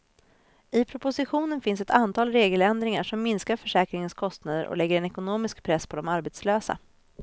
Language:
Swedish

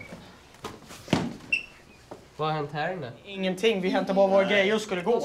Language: Swedish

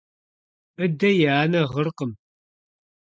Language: Kabardian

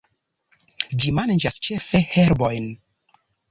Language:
Esperanto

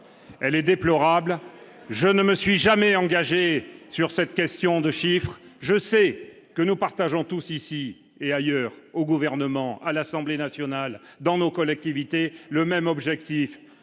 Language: French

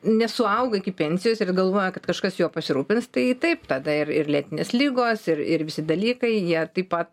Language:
Lithuanian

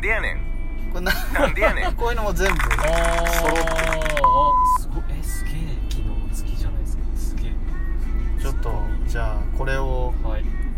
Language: Japanese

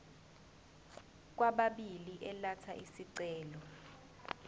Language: Zulu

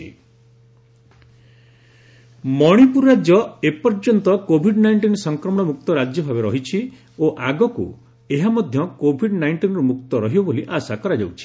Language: Odia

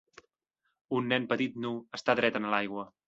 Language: Catalan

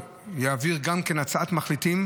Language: Hebrew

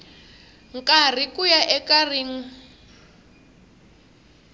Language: Tsonga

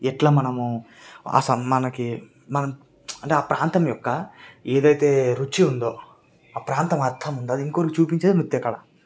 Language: Telugu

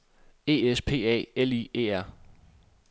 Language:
Danish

